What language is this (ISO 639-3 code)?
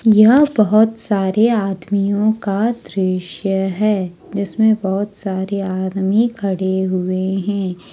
hin